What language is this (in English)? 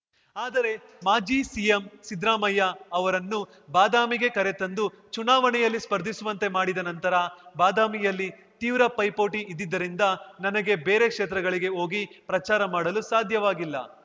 Kannada